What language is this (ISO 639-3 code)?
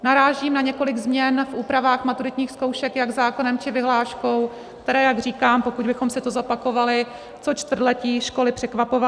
ces